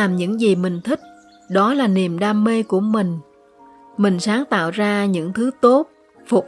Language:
Vietnamese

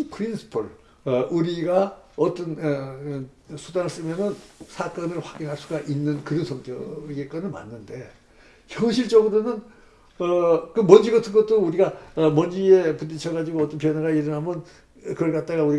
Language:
Korean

